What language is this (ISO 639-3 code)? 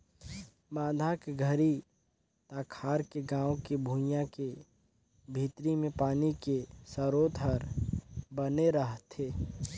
hne